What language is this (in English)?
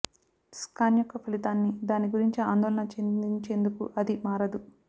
Telugu